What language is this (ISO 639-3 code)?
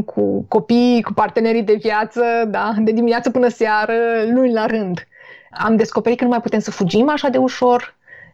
ron